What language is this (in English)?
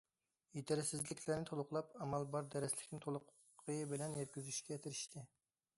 Uyghur